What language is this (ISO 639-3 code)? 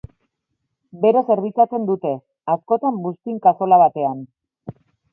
eus